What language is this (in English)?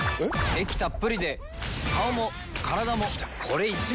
Japanese